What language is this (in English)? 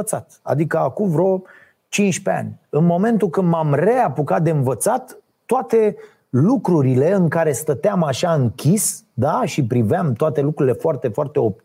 Romanian